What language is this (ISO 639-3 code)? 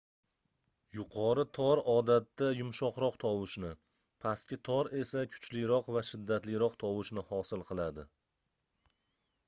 uzb